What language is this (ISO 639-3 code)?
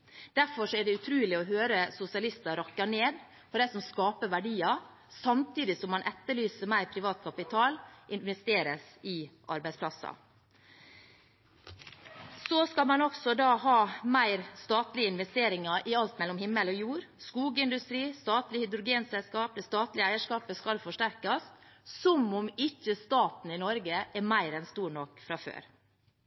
nob